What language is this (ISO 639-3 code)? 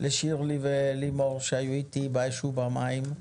heb